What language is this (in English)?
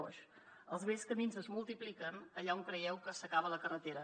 Catalan